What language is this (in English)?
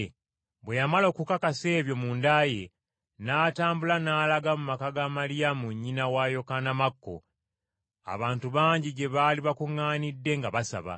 Ganda